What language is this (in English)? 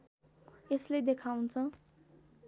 Nepali